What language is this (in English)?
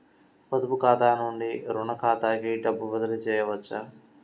Telugu